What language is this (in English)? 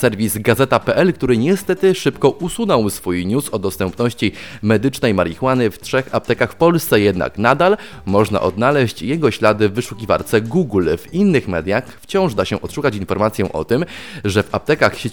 Polish